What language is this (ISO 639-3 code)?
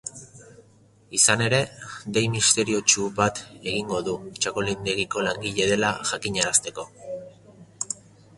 eus